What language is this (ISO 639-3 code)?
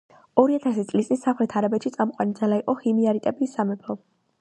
kat